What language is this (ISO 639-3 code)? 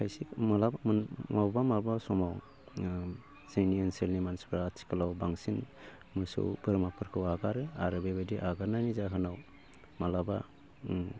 brx